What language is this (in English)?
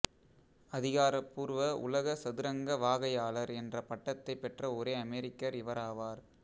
Tamil